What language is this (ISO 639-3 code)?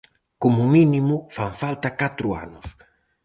glg